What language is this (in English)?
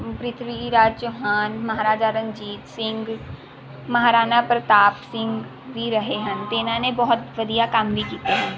Punjabi